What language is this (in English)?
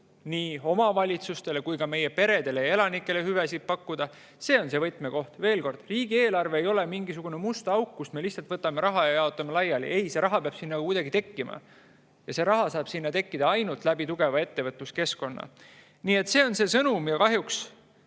Estonian